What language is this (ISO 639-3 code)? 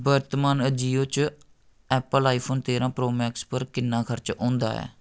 doi